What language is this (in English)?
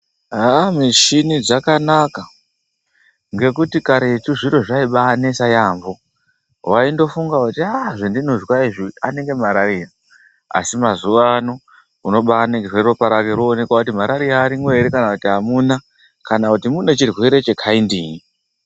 Ndau